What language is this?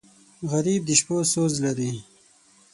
Pashto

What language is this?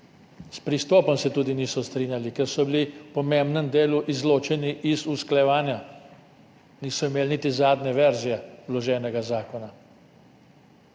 Slovenian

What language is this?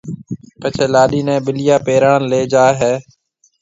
Marwari (Pakistan)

